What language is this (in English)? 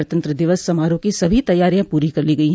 Hindi